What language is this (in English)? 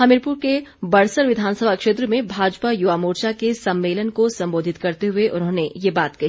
Hindi